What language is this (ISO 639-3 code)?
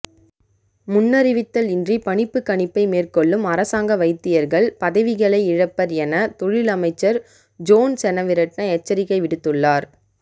tam